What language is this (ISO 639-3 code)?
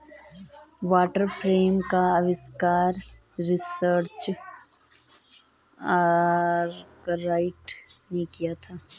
hin